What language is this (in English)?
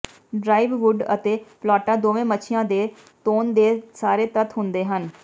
Punjabi